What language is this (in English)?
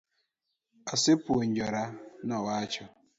Luo (Kenya and Tanzania)